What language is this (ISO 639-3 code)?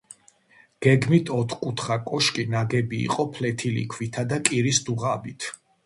kat